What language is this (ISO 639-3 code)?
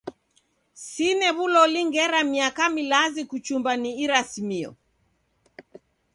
dav